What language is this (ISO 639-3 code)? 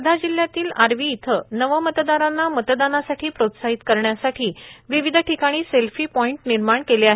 mar